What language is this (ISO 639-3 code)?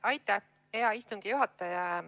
est